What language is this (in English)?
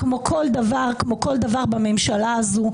Hebrew